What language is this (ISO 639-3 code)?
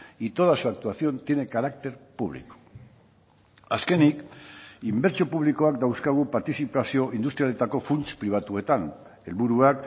eus